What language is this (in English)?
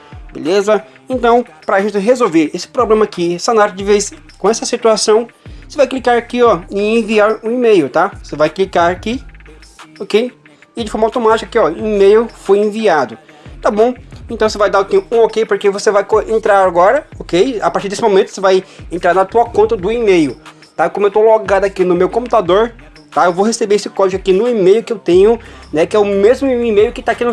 Portuguese